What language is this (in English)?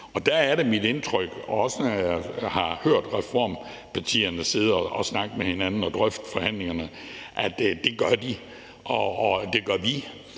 Danish